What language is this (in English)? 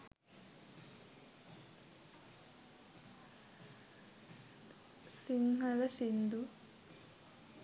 Sinhala